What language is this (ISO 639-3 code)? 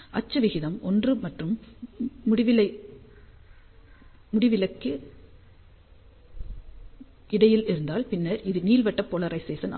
tam